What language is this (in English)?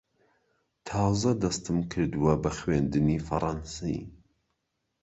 Central Kurdish